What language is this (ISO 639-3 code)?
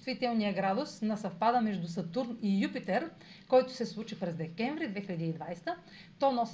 bul